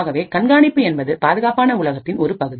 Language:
Tamil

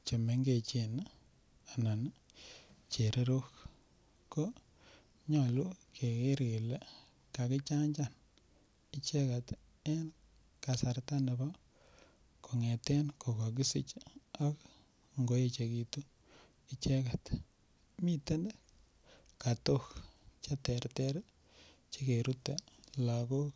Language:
Kalenjin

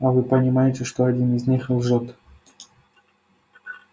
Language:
Russian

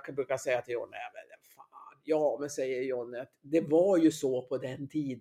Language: Swedish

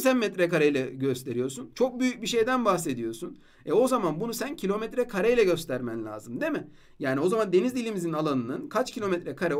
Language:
Turkish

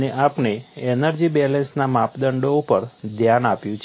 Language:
Gujarati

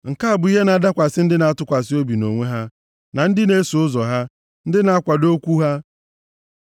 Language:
Igbo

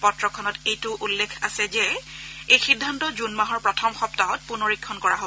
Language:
Assamese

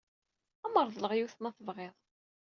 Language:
Kabyle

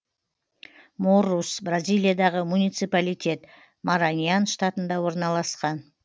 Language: Kazakh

